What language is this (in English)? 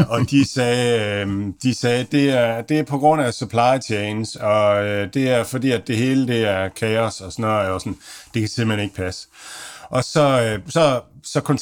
Danish